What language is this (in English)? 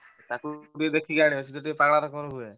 Odia